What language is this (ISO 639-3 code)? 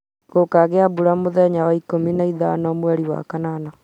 kik